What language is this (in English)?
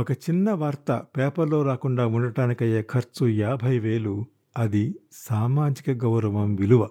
Telugu